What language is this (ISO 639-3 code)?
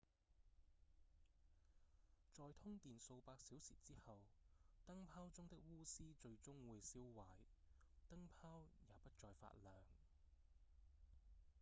yue